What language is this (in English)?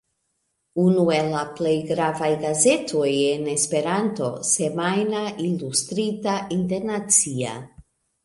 Esperanto